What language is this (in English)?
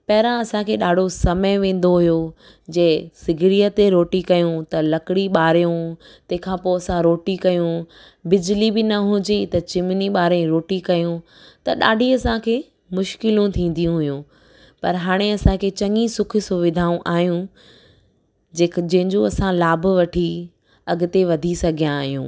Sindhi